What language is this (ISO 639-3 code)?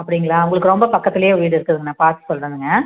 tam